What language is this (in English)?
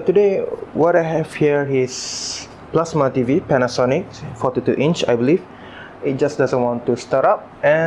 English